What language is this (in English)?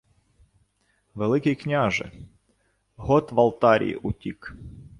Ukrainian